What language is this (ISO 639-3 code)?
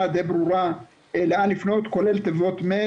heb